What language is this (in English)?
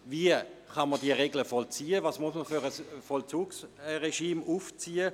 Swiss German